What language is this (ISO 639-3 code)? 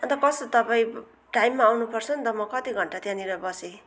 nep